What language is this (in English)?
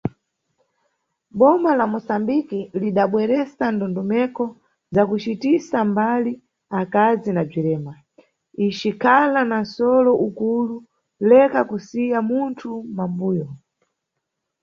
Nyungwe